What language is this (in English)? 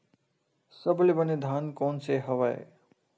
Chhattisgarhi